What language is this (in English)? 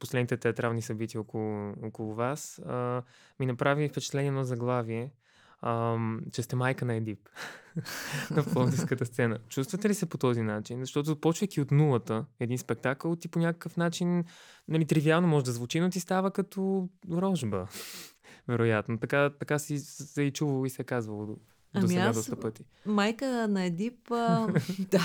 Bulgarian